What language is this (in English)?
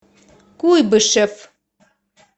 Russian